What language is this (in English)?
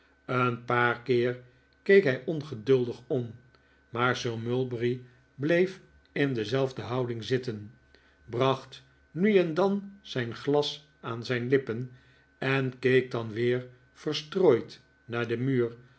Dutch